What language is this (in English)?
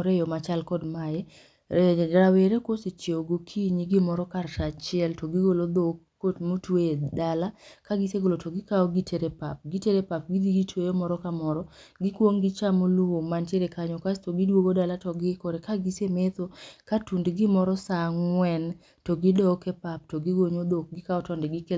Luo (Kenya and Tanzania)